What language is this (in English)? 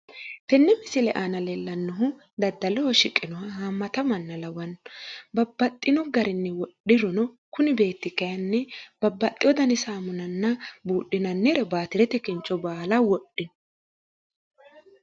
Sidamo